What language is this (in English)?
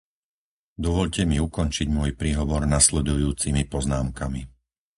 Slovak